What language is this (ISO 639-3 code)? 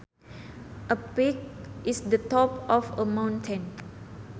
sun